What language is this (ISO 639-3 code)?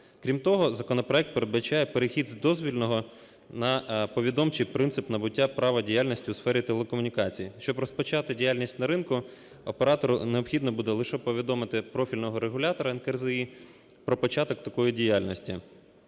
ukr